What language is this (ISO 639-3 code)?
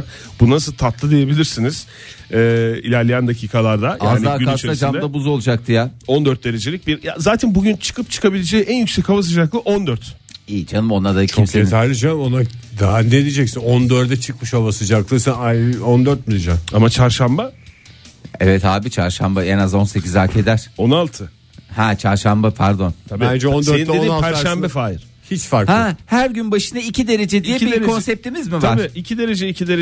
tur